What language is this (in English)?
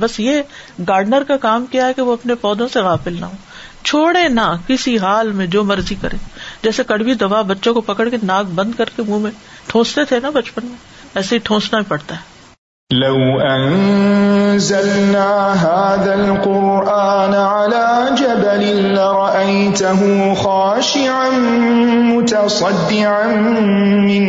Urdu